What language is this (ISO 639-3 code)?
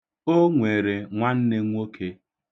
ibo